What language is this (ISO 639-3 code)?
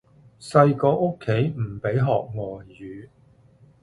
yue